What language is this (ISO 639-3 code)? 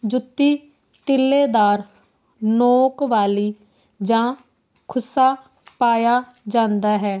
pan